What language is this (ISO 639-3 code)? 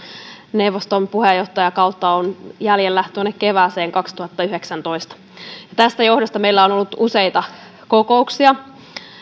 fin